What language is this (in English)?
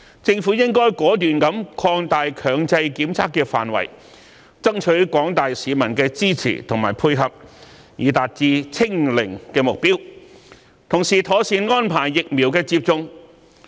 Cantonese